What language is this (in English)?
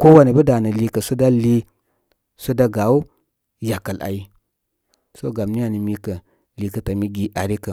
Koma